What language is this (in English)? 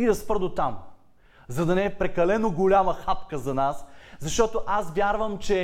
Bulgarian